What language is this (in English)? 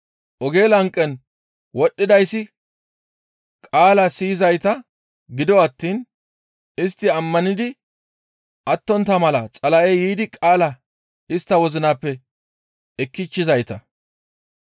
Gamo